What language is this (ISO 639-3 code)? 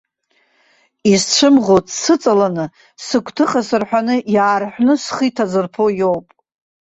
abk